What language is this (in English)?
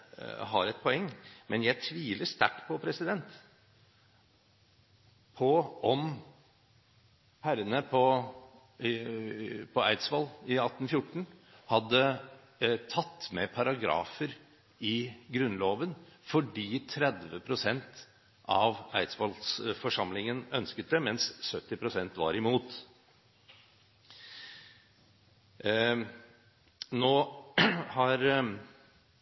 Norwegian Bokmål